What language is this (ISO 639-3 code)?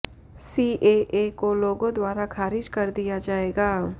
hin